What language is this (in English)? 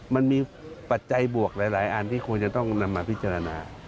Thai